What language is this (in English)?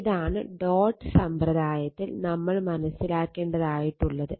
Malayalam